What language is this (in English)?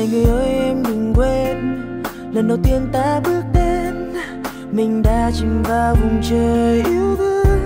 Vietnamese